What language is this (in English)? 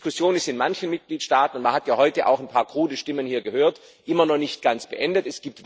German